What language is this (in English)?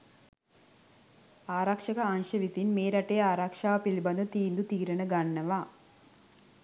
Sinhala